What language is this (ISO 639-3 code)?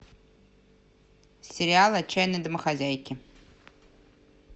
rus